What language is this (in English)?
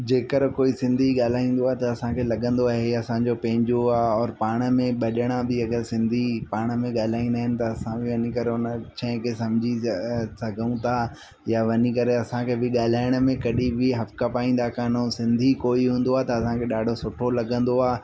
Sindhi